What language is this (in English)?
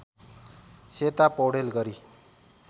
Nepali